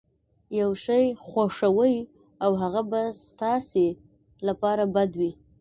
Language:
Pashto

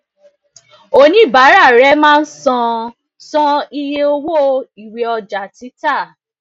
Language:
Yoruba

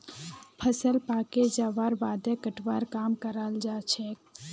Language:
Magahi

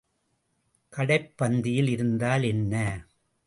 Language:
Tamil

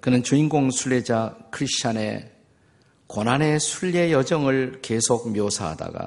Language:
Korean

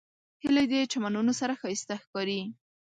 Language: Pashto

